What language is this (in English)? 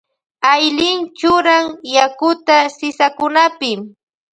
Loja Highland Quichua